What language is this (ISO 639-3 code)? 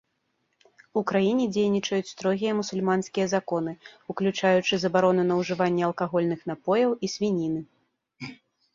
bel